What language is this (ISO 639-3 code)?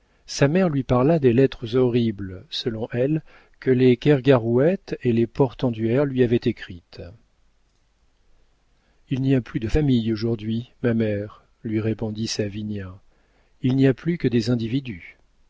fra